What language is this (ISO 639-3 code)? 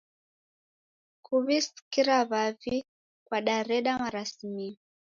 dav